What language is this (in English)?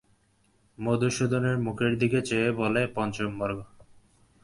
Bangla